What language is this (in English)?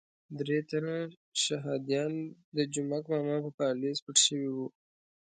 Pashto